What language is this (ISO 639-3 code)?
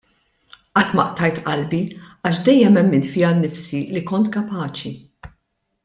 mlt